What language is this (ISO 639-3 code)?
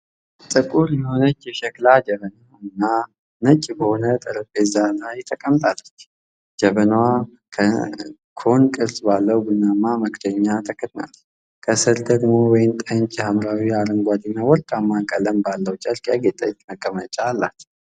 amh